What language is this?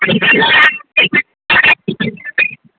Maithili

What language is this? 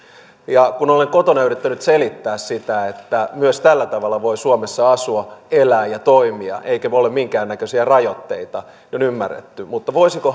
Finnish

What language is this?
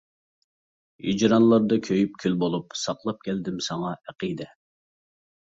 Uyghur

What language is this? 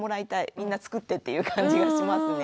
Japanese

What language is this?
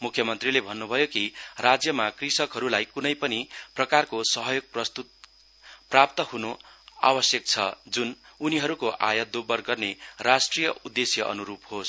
Nepali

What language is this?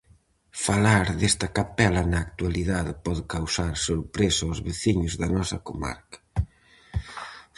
Galician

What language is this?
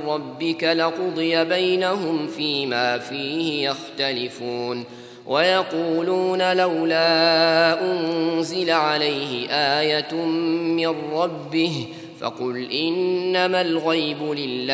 Arabic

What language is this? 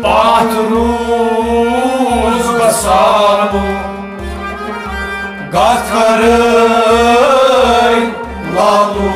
Romanian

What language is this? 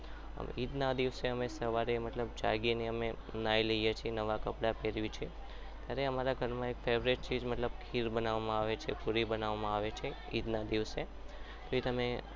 Gujarati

